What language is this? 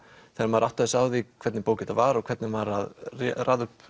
Icelandic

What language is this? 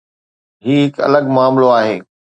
Sindhi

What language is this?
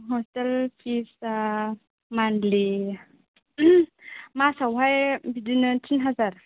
Bodo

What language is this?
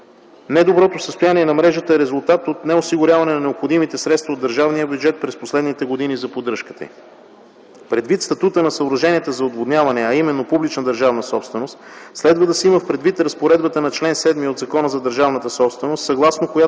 Bulgarian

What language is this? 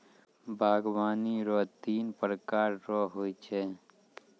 Maithili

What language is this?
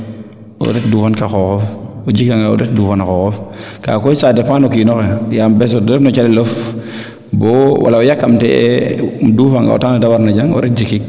Serer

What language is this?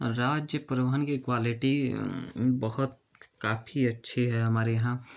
Hindi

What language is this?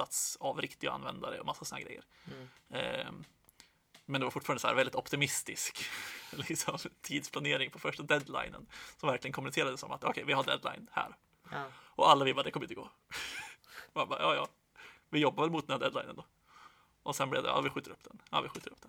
Swedish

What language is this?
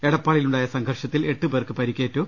Malayalam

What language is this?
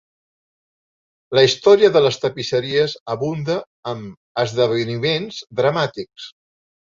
Catalan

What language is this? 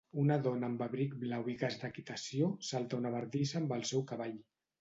Catalan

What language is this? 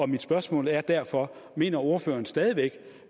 Danish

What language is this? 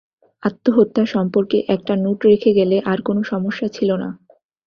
Bangla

